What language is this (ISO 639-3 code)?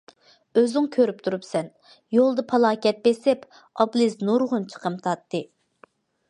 uig